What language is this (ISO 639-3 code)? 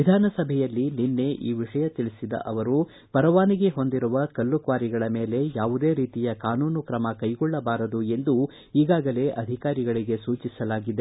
kan